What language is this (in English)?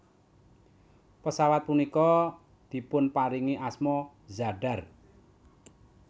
Javanese